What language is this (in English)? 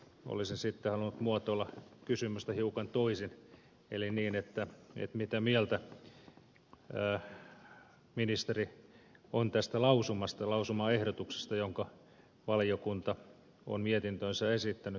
Finnish